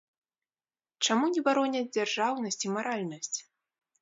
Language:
Belarusian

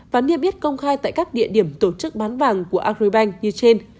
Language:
Vietnamese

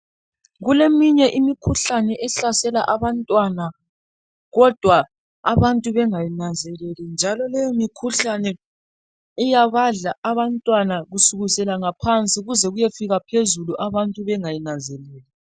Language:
North Ndebele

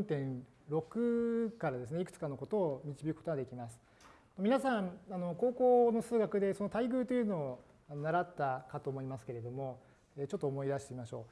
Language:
Japanese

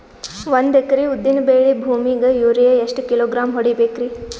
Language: Kannada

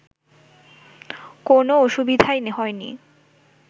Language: Bangla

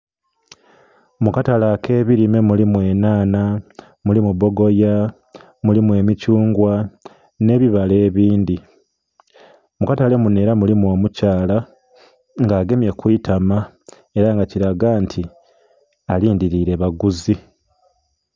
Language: Soga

